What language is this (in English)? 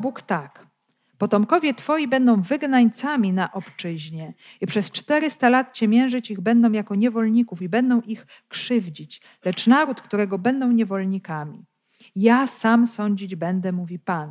Polish